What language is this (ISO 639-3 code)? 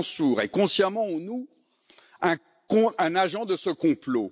fra